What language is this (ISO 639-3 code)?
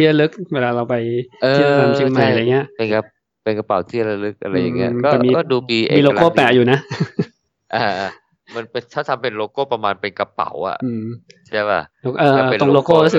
tha